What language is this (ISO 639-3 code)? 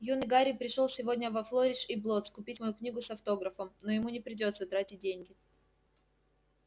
rus